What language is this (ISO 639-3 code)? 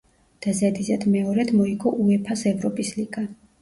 kat